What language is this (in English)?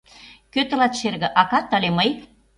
Mari